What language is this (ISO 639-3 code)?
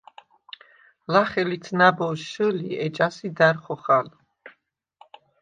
sva